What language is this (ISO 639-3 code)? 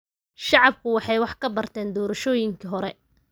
som